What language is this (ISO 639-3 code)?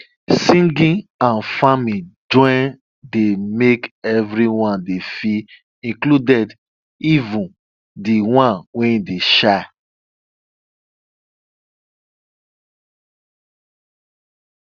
pcm